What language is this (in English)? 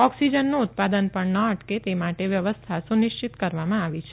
Gujarati